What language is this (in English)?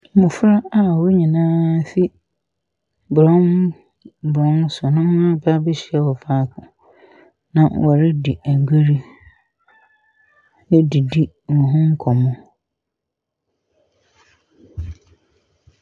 Akan